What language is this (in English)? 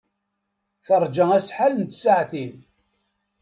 Kabyle